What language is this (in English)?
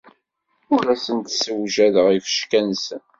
Kabyle